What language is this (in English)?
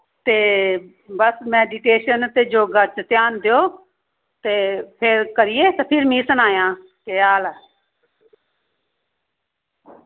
Dogri